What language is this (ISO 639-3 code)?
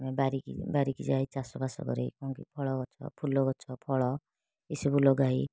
ori